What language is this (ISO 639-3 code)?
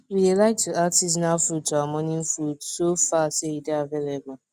pcm